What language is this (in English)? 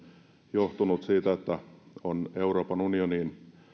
Finnish